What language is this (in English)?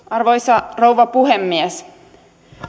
Finnish